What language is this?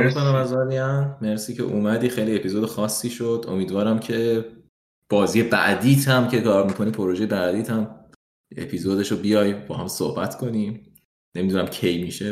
Persian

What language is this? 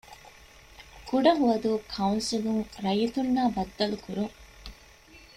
Divehi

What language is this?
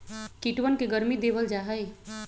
Magahi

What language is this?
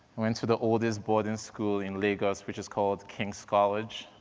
English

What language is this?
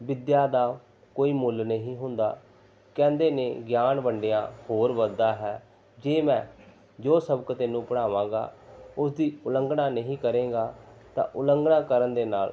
Punjabi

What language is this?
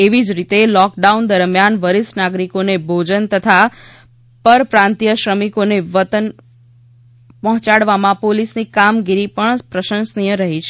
Gujarati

